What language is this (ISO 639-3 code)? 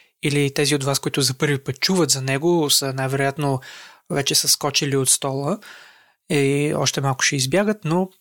bul